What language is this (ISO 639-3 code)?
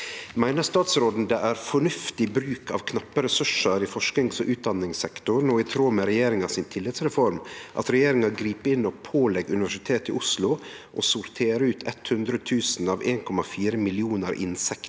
nor